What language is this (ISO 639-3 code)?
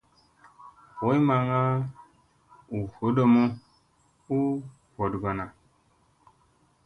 mse